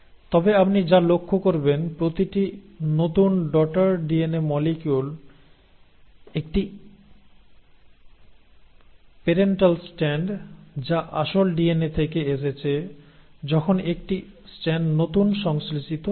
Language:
Bangla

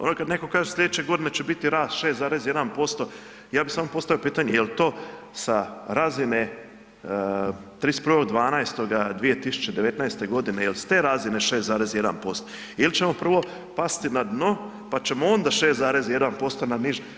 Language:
Croatian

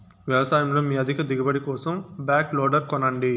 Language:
Telugu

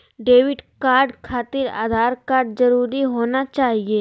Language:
Magahi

